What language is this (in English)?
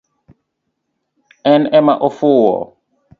Luo (Kenya and Tanzania)